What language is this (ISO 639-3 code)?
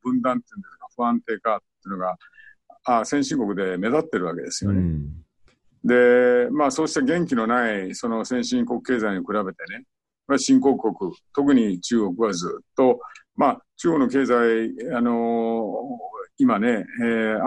jpn